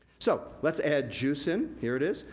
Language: English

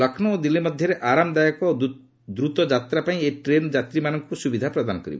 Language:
Odia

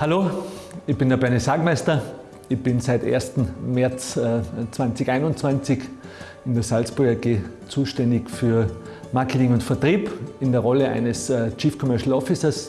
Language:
German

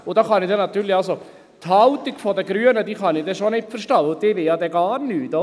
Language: Swiss German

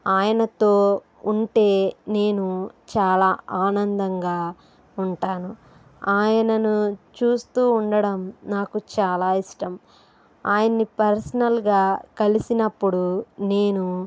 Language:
Telugu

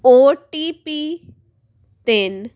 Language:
Punjabi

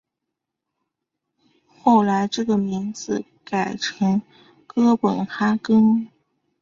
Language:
Chinese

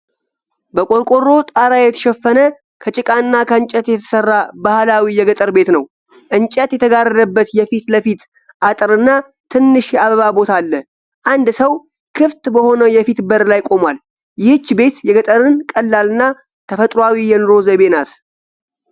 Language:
Amharic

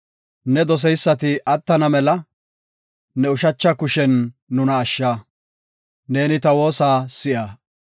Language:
Gofa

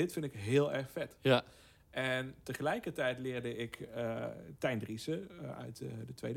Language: Dutch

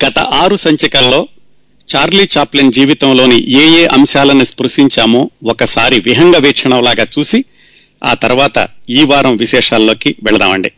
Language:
Telugu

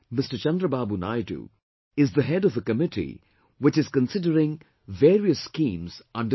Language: English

